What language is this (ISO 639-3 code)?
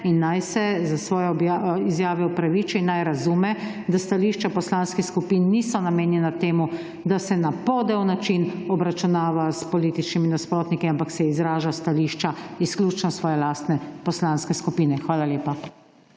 slv